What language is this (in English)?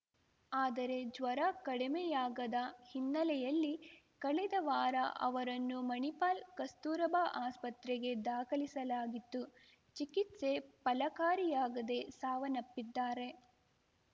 Kannada